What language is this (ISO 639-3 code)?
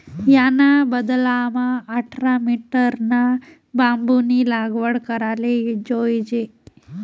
mar